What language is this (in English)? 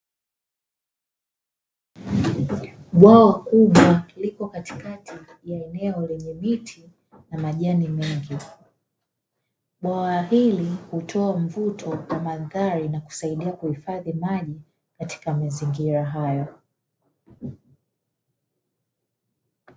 Swahili